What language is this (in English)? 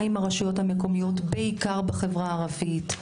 Hebrew